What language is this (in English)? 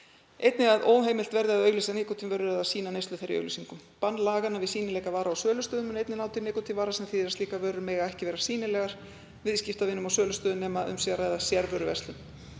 Icelandic